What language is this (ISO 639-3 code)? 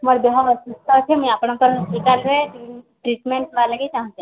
ori